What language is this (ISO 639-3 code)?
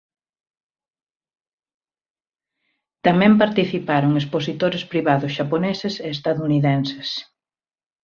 glg